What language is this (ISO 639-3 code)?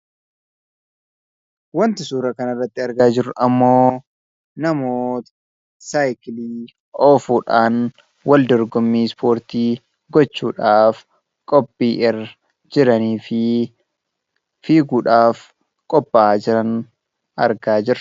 orm